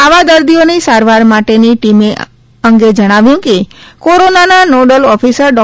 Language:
Gujarati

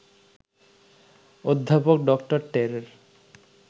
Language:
Bangla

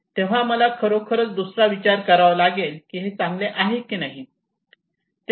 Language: Marathi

